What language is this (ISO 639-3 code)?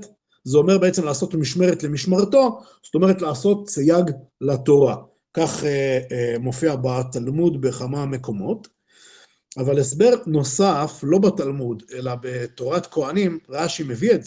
heb